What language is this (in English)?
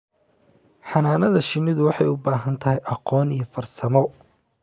Somali